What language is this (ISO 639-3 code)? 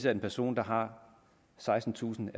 dan